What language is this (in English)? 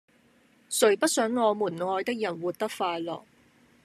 Cantonese